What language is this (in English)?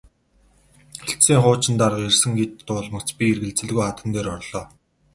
Mongolian